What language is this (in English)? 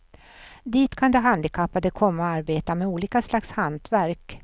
Swedish